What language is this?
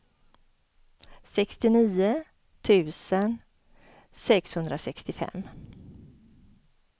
Swedish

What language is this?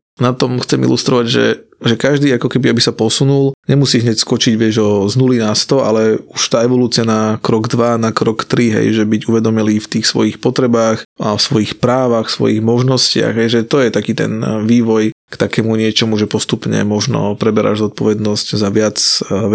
Slovak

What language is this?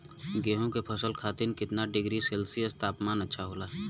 Bhojpuri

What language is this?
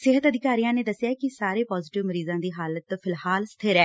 Punjabi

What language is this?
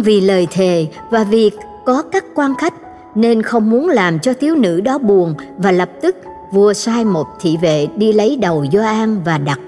Vietnamese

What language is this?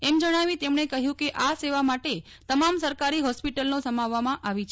Gujarati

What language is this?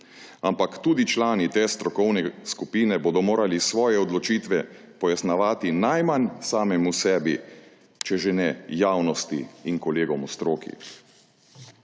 Slovenian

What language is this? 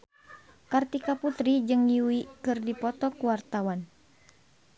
Sundanese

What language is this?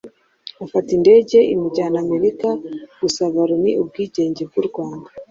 Kinyarwanda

